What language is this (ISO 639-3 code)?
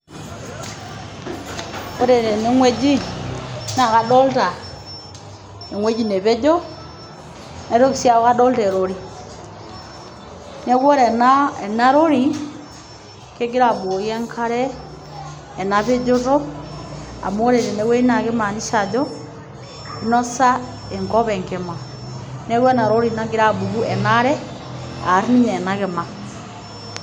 mas